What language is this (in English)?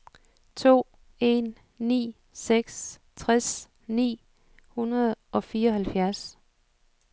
Danish